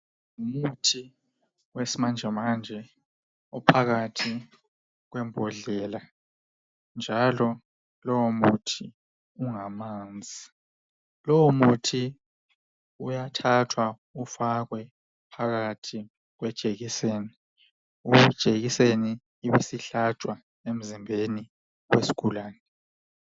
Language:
North Ndebele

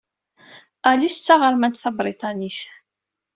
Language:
Kabyle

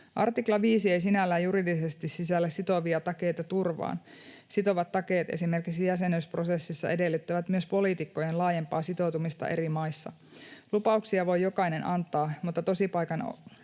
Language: Finnish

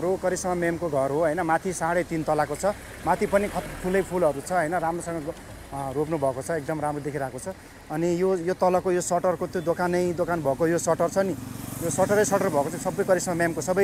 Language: Romanian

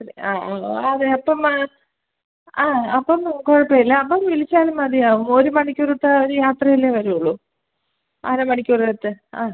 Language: Malayalam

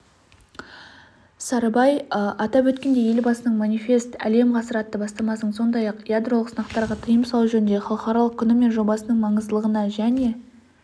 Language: Kazakh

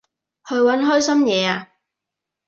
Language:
Cantonese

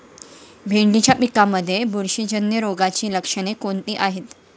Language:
Marathi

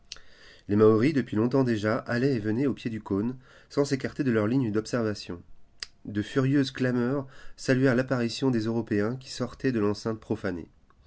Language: French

